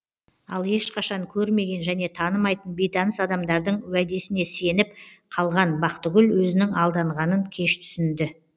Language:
Kazakh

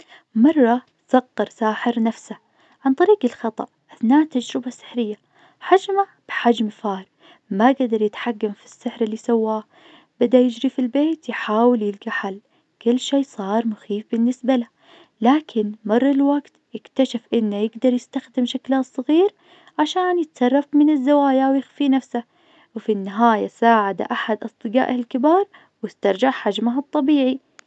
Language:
Najdi Arabic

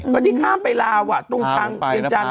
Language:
Thai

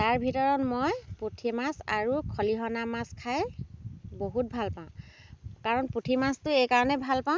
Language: Assamese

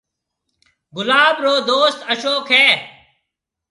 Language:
Marwari (Pakistan)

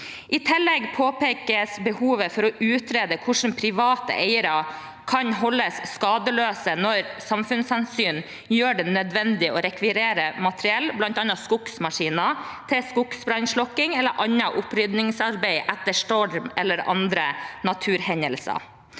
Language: Norwegian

